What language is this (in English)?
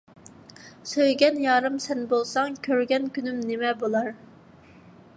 Uyghur